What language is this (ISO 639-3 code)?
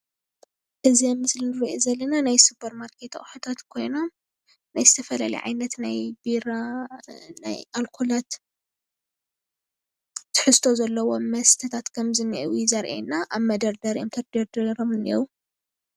tir